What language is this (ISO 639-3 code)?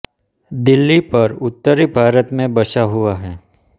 hin